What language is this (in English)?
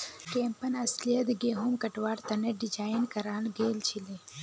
Magahi